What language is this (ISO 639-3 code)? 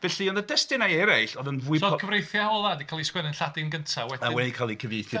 cym